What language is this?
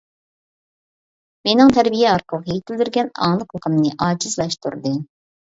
Uyghur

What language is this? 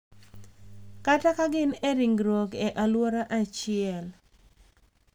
Luo (Kenya and Tanzania)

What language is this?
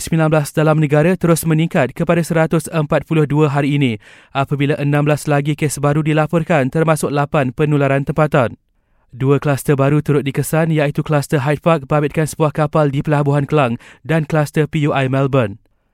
Malay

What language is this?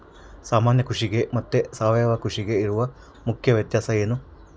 Kannada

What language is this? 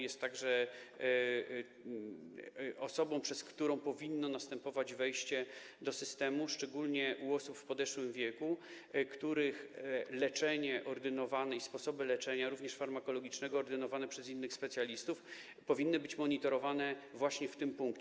Polish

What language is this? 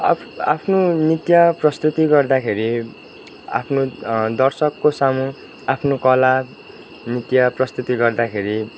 Nepali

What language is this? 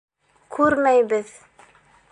Bashkir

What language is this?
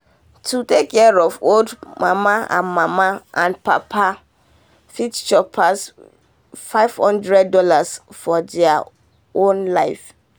Nigerian Pidgin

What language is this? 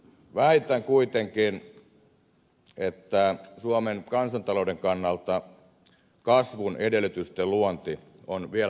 Finnish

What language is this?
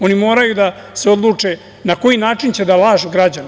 Serbian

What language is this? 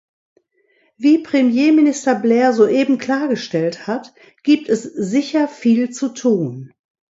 German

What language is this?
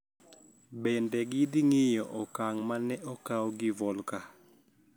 Luo (Kenya and Tanzania)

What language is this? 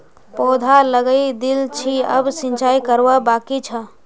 Magahi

